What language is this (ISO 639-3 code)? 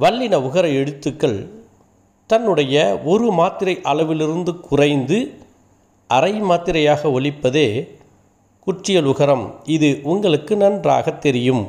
tam